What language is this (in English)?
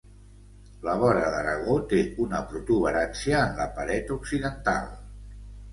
Catalan